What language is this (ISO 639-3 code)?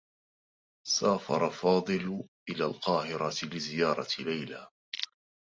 ara